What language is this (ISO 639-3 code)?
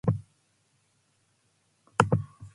glv